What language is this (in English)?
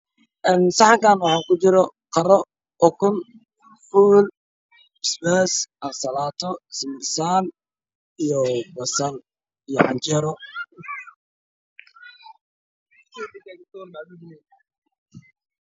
Somali